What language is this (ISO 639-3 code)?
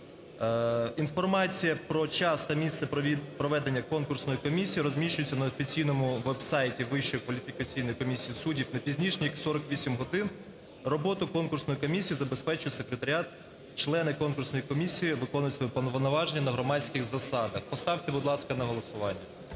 ukr